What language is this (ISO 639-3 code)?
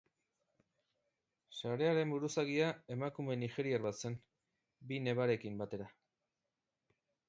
eus